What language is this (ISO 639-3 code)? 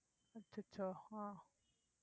tam